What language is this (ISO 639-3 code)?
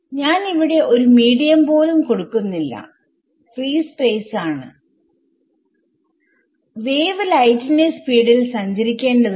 mal